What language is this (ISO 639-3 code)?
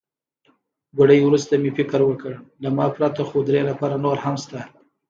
pus